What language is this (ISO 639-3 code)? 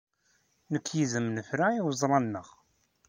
kab